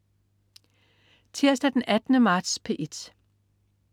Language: Danish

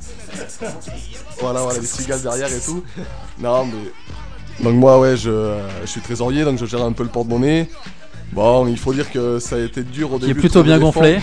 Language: French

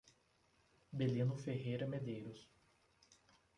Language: Portuguese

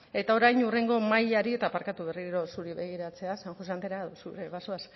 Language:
Basque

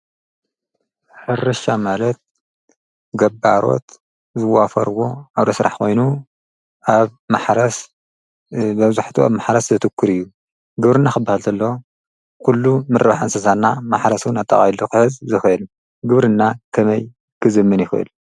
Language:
Tigrinya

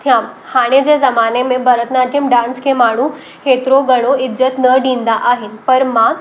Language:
Sindhi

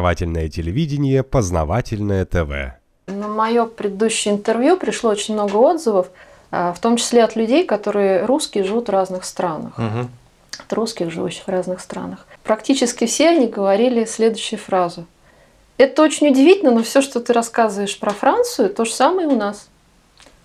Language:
Russian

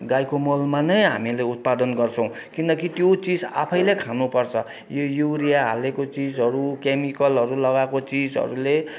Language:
Nepali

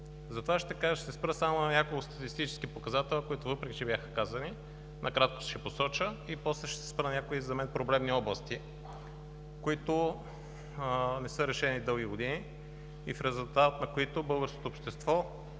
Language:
Bulgarian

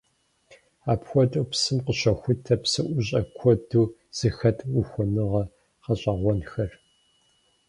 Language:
Kabardian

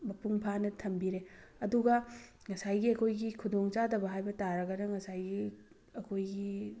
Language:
Manipuri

